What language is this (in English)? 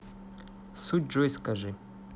Russian